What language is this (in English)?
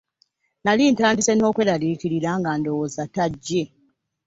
Ganda